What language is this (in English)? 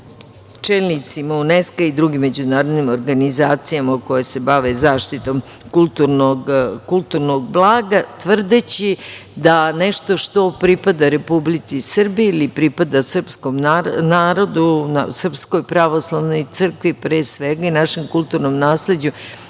Serbian